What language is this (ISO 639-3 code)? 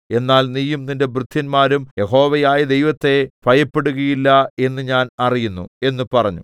mal